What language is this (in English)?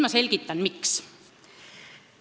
Estonian